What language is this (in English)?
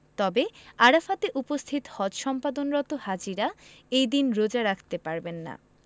Bangla